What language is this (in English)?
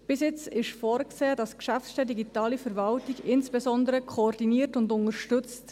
Swiss German